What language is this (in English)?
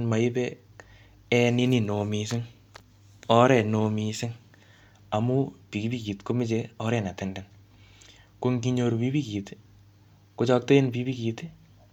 Kalenjin